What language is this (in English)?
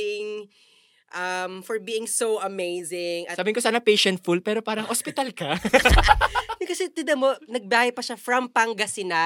Filipino